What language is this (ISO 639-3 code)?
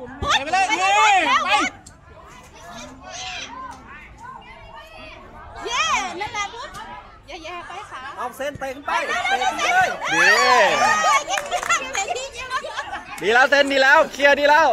tha